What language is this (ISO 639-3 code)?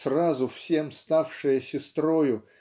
rus